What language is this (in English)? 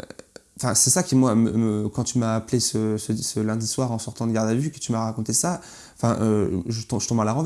French